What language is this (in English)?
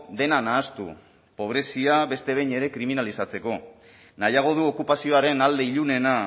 Basque